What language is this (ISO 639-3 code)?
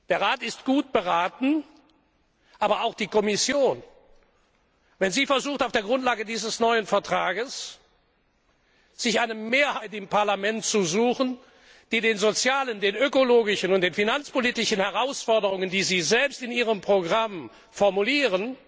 deu